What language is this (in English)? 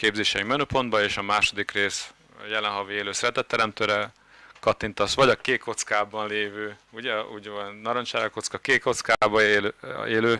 Hungarian